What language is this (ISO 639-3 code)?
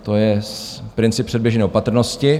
ces